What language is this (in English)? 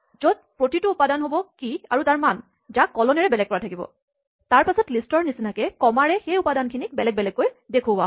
Assamese